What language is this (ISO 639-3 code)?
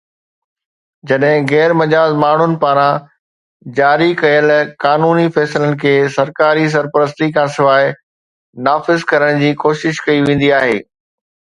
snd